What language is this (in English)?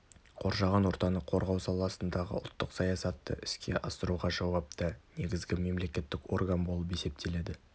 Kazakh